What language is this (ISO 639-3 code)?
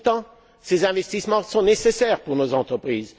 fra